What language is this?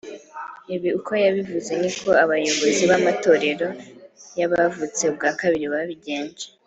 Kinyarwanda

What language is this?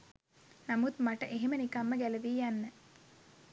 Sinhala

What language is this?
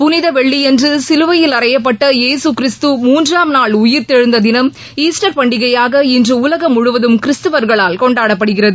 Tamil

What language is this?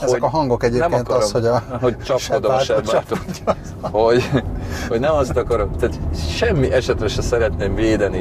Hungarian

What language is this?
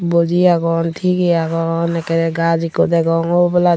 Chakma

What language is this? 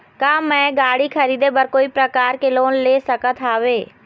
Chhattisgarhi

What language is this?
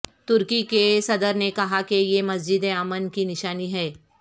Urdu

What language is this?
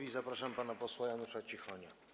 Polish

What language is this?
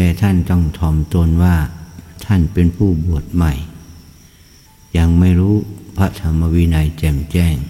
Thai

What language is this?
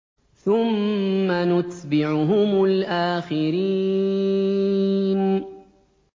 Arabic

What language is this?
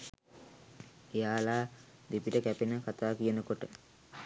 Sinhala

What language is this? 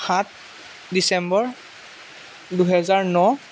Assamese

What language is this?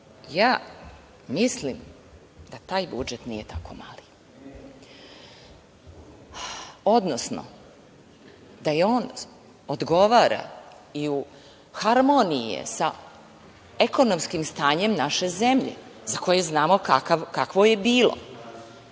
Serbian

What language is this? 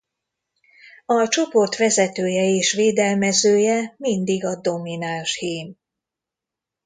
Hungarian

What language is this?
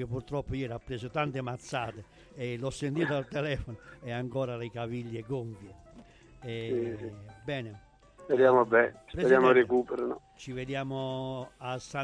Italian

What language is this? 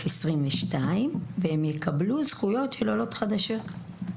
Hebrew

